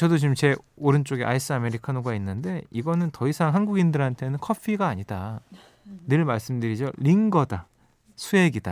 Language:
Korean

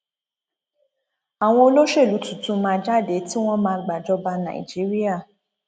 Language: Yoruba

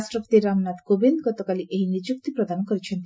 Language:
Odia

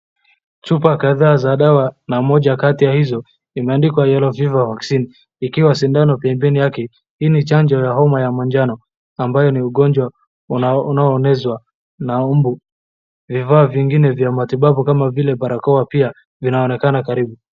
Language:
Swahili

